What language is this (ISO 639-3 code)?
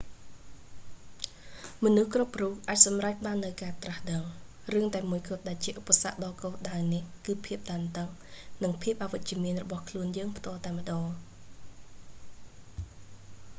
khm